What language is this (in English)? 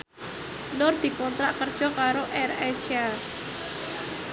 Javanese